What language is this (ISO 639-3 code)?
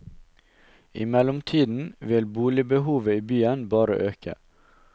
nor